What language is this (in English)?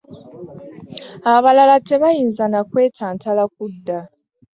Ganda